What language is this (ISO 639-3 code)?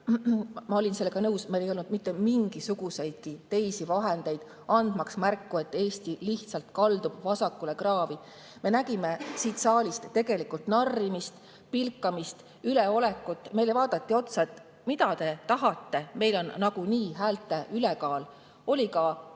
est